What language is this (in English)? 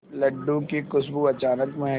Hindi